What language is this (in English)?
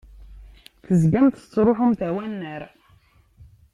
Kabyle